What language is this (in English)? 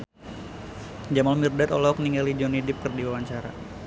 Sundanese